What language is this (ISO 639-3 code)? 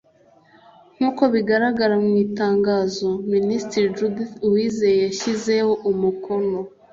kin